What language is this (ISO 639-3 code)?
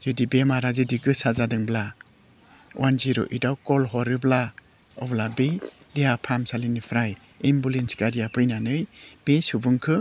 brx